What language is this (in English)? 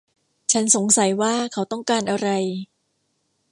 Thai